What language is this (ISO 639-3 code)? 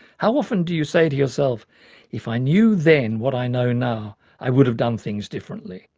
eng